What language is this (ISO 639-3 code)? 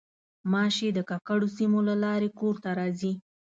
pus